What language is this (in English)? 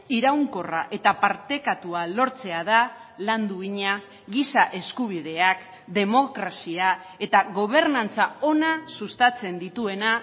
Basque